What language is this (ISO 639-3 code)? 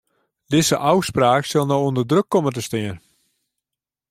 fry